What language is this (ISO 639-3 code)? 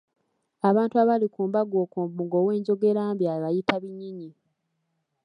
lug